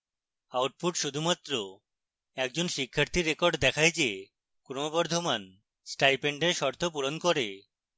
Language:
Bangla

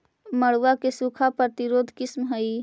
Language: Magahi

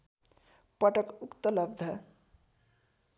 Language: Nepali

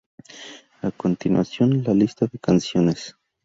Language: Spanish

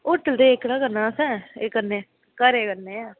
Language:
Dogri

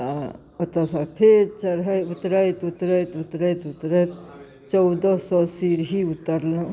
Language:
Maithili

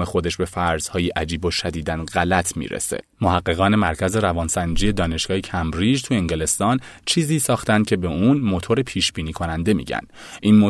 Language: Persian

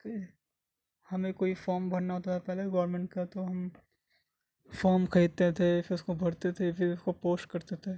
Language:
Urdu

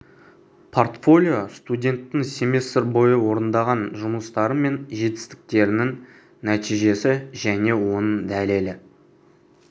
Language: Kazakh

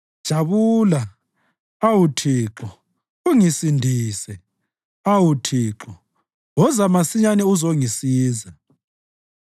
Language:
North Ndebele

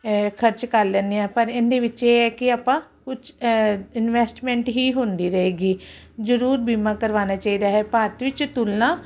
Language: Punjabi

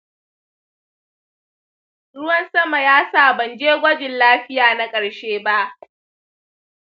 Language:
Hausa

